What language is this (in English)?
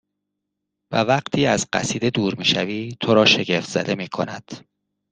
Persian